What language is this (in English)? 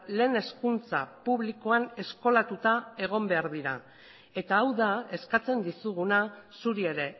Basque